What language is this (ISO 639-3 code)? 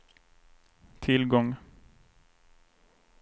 swe